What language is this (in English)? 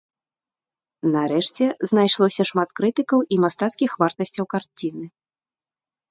Belarusian